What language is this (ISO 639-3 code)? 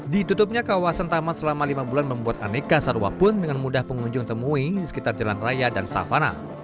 ind